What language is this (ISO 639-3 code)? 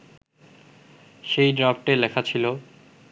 ben